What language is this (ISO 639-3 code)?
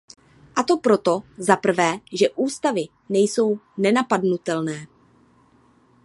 ces